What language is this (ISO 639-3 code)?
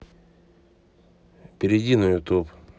rus